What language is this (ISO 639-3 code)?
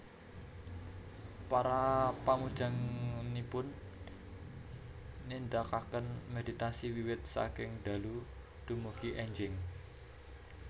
jav